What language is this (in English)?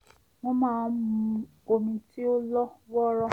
Yoruba